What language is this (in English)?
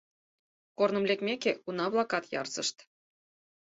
Mari